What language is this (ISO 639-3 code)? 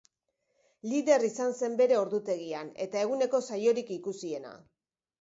eus